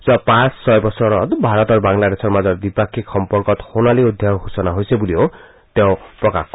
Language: Assamese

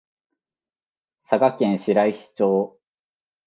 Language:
Japanese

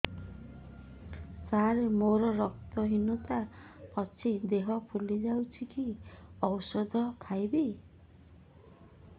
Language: Odia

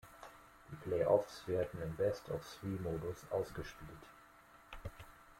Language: German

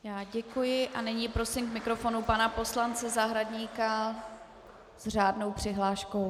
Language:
Czech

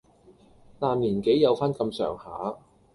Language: Cantonese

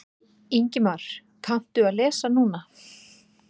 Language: Icelandic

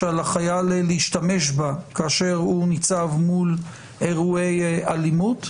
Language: Hebrew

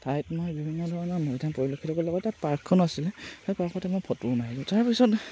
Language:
Assamese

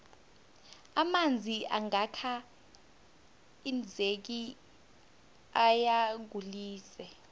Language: South Ndebele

